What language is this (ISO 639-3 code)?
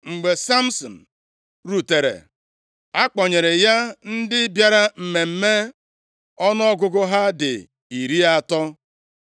ibo